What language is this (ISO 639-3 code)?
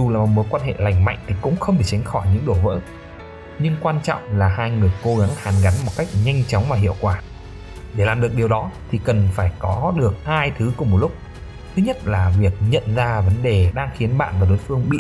vie